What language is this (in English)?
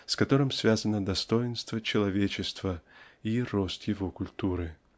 Russian